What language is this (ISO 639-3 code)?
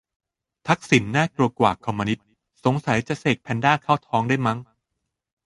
tha